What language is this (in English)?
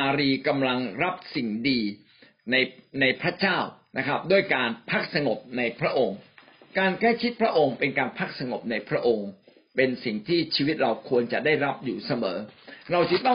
Thai